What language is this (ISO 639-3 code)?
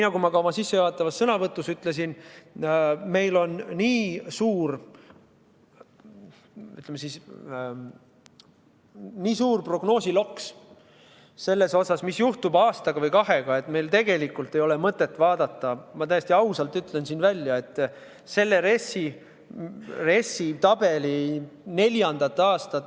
est